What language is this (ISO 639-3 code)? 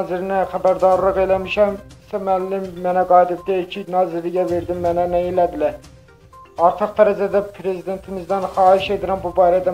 tur